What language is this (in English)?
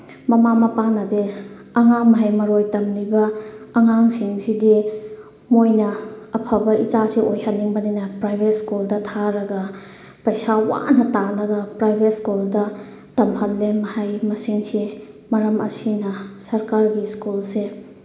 Manipuri